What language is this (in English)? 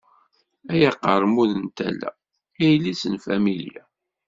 Kabyle